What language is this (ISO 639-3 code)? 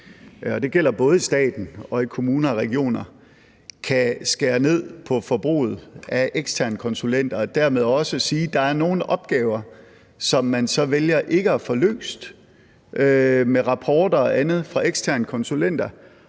dan